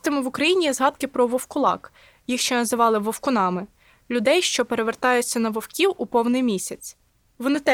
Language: Ukrainian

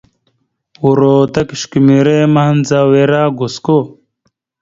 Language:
Mada (Cameroon)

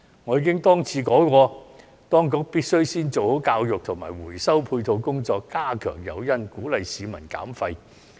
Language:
Cantonese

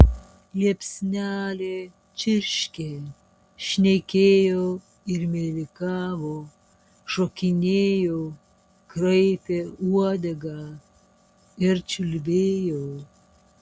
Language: Lithuanian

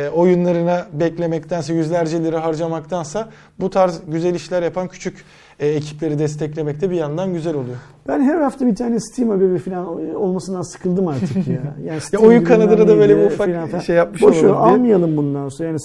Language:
Turkish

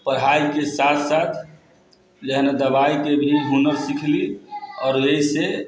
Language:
Maithili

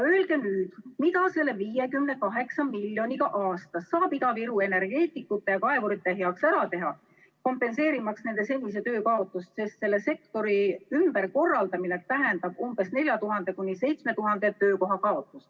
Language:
Estonian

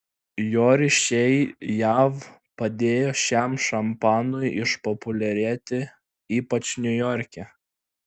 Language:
Lithuanian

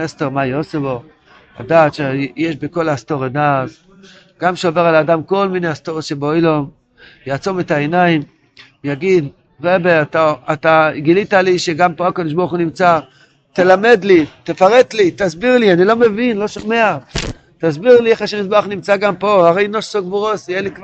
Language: Hebrew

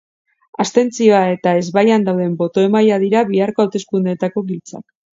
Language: Basque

